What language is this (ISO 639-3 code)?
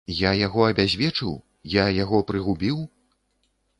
bel